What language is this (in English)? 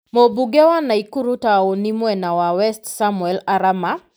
Kikuyu